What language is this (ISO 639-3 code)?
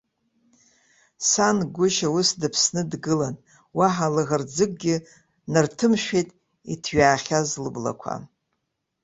abk